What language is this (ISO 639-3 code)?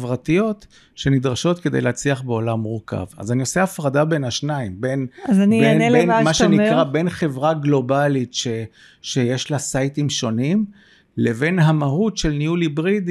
heb